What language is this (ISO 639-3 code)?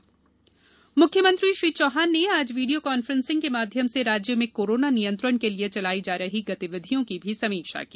hin